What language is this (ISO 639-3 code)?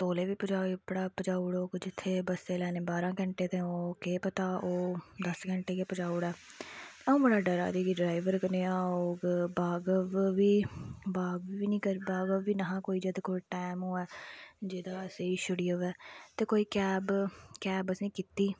doi